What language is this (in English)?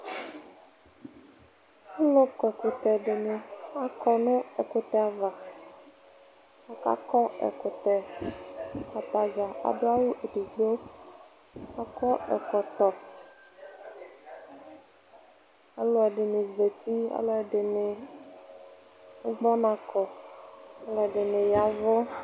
Ikposo